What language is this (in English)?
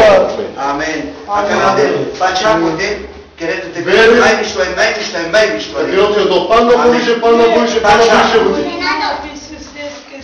Greek